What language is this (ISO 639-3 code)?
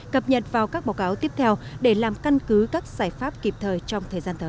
vie